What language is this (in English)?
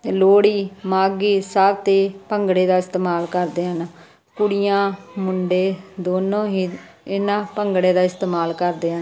Punjabi